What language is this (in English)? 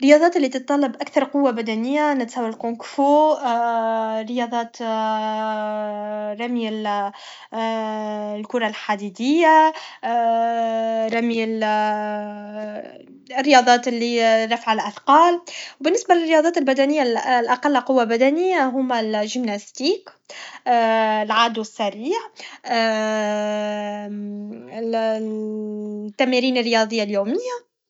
Tunisian Arabic